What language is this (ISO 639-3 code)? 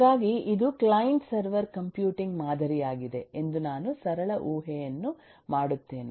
kan